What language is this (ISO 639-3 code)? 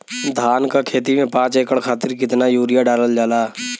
bho